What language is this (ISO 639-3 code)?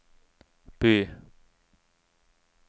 nor